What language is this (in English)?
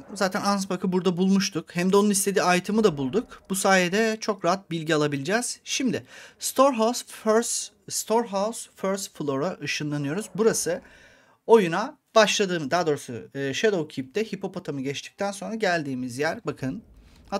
Turkish